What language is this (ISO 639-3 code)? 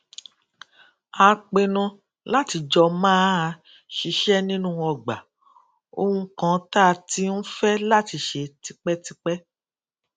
yor